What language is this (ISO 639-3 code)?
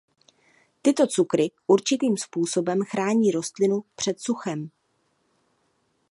ces